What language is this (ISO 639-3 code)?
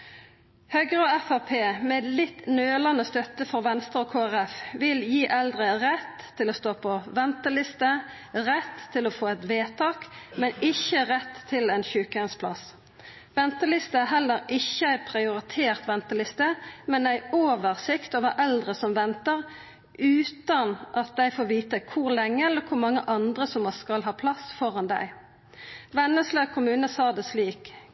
nno